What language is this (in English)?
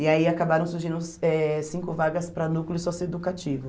Portuguese